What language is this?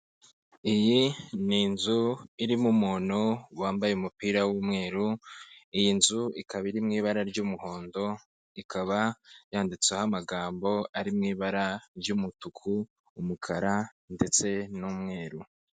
Kinyarwanda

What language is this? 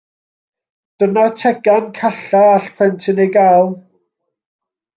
Welsh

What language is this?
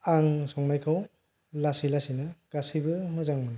Bodo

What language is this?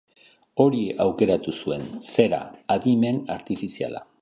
Basque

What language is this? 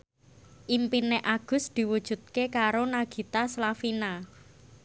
Javanese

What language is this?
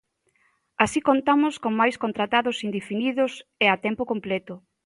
Galician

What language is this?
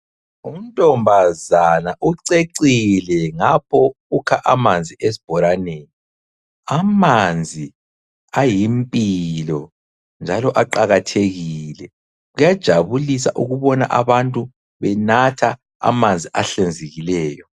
North Ndebele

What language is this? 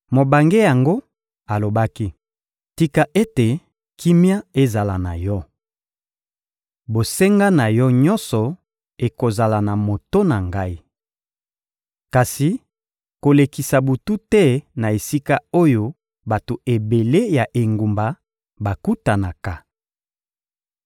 Lingala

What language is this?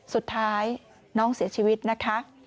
Thai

